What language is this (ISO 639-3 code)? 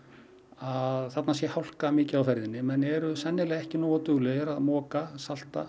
isl